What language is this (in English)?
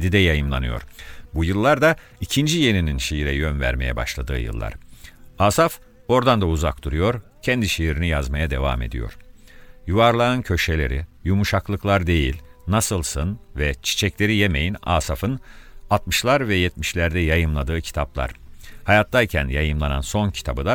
Turkish